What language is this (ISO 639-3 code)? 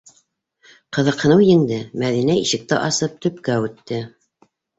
bak